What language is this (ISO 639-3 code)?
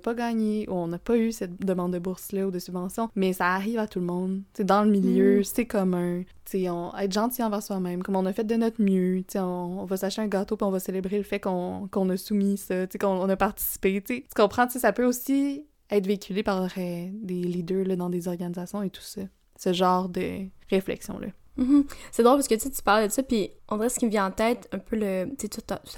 fra